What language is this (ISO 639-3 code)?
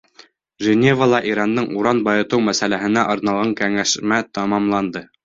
bak